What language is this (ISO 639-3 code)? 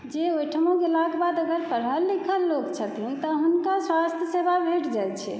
mai